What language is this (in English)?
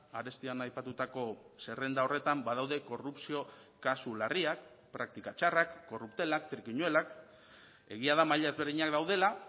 Basque